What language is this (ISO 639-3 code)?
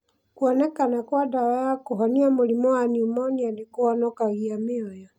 kik